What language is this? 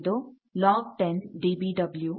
Kannada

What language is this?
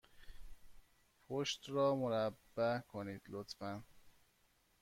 Persian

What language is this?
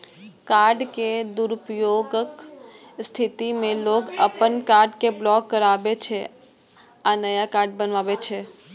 Maithili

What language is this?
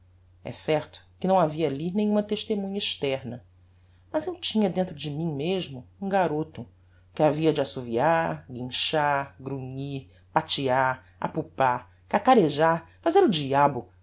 Portuguese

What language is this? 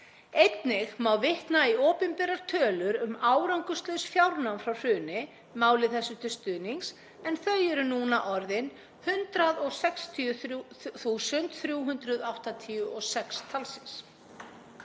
Icelandic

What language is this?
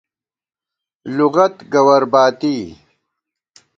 Gawar-Bati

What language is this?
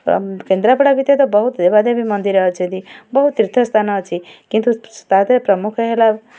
Odia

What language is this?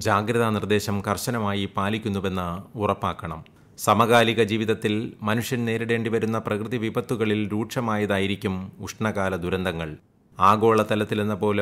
Malayalam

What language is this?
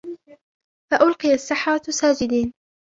Arabic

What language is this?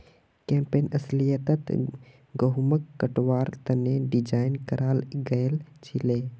Magahi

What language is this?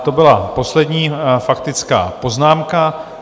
Czech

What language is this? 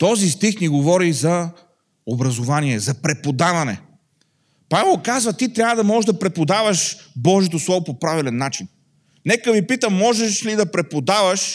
Bulgarian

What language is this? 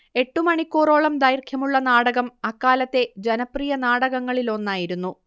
Malayalam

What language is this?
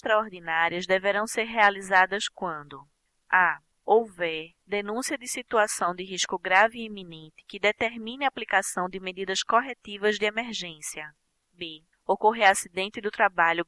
Portuguese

